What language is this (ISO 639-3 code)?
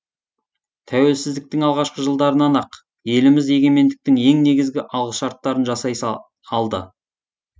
kaz